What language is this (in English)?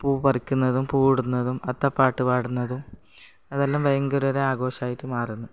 Malayalam